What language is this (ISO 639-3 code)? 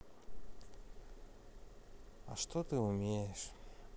rus